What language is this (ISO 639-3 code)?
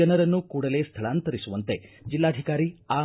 kan